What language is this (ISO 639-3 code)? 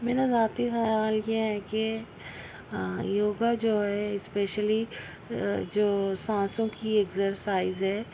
urd